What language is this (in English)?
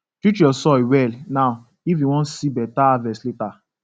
Nigerian Pidgin